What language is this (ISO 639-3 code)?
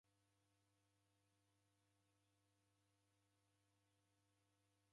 dav